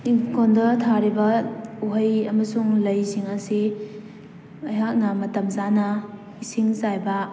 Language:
Manipuri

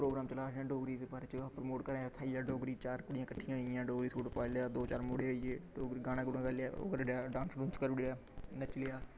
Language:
Dogri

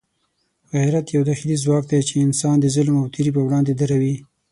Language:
Pashto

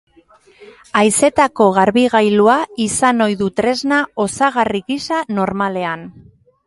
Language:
Basque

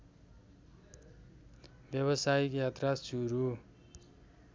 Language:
Nepali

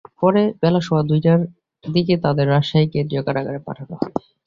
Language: Bangla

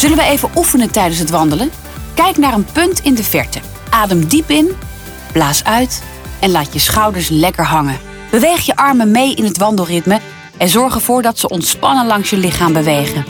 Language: Dutch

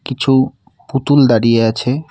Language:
Bangla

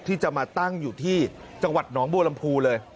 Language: Thai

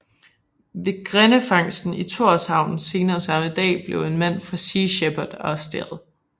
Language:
Danish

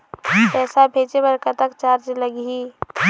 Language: Chhattisgarhi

